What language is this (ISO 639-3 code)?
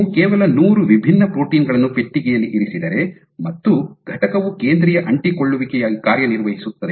kan